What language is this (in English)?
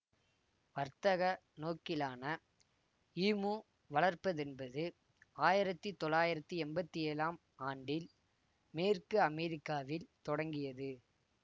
Tamil